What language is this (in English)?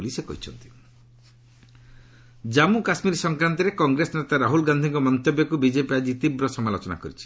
Odia